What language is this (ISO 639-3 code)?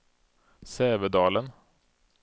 swe